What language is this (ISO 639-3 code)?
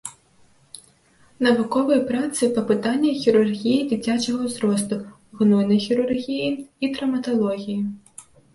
bel